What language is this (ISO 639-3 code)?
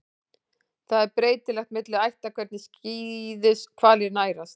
isl